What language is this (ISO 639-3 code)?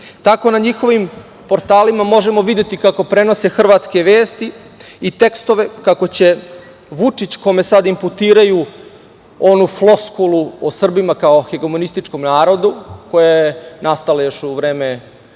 srp